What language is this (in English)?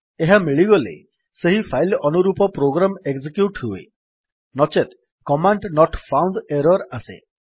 Odia